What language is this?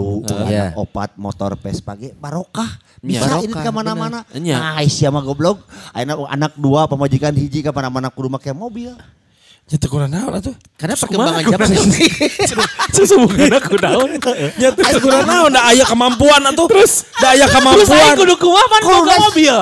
Indonesian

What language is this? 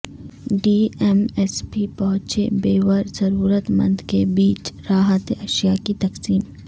Urdu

